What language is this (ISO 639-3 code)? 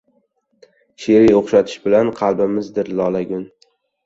uzb